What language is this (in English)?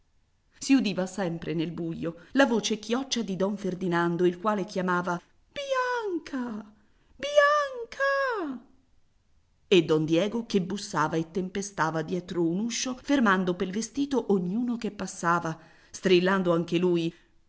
Italian